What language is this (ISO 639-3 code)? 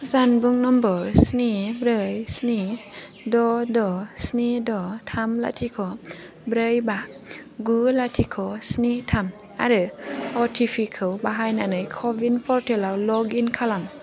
brx